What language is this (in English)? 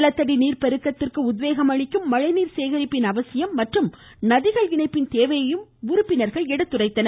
Tamil